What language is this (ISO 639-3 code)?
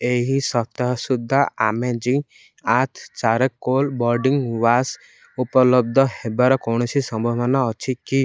ori